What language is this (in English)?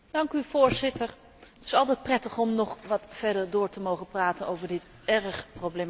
Dutch